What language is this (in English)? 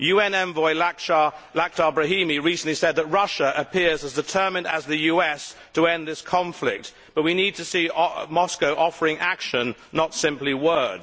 English